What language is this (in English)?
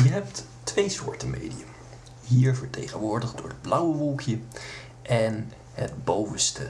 Dutch